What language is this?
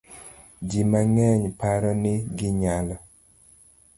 Luo (Kenya and Tanzania)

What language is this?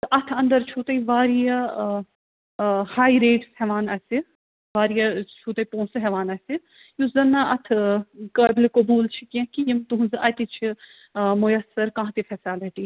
Kashmiri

